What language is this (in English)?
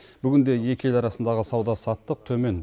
Kazakh